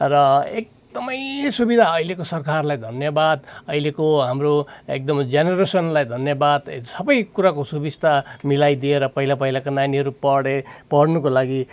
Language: Nepali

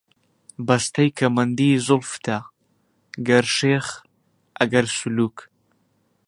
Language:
Central Kurdish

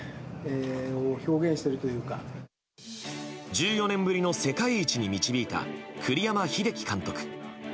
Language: Japanese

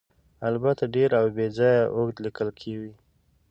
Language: Pashto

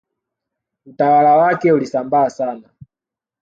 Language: Swahili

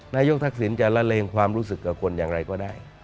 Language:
Thai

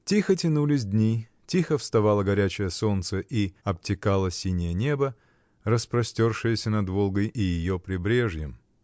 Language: Russian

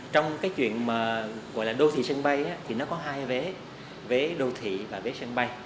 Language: Vietnamese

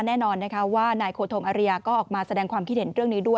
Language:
Thai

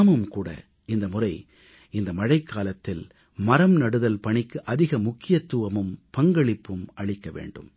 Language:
Tamil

